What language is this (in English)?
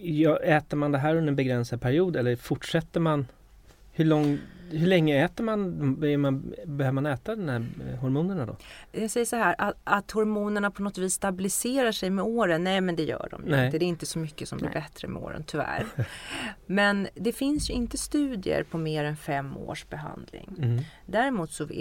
Swedish